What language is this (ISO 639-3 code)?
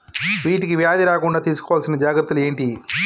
tel